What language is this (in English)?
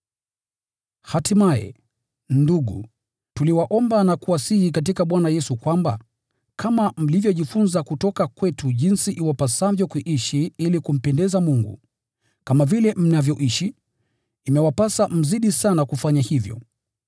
Swahili